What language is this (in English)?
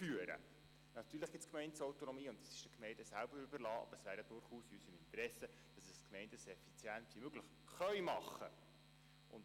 Swiss German